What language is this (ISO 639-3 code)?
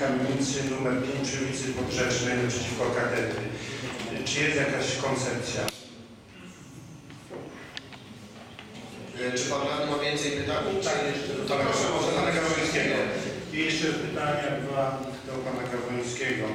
pol